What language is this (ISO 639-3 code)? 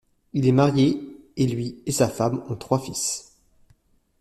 fra